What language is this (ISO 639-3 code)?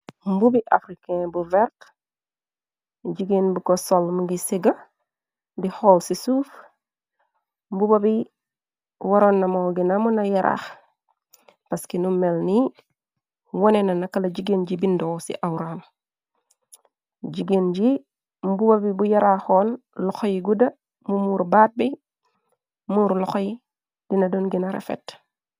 wol